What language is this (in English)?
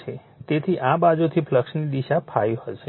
Gujarati